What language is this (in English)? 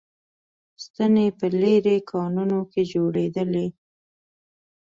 Pashto